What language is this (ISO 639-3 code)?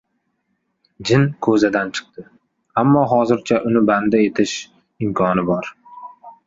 uzb